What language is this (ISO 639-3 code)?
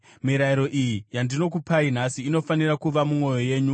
sna